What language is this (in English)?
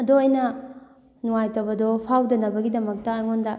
Manipuri